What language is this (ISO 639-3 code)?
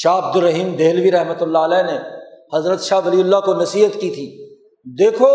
urd